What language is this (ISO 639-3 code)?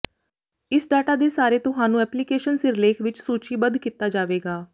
pan